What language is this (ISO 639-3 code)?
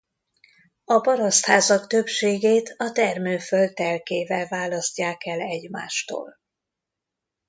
hun